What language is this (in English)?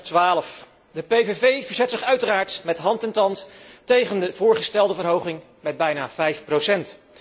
Dutch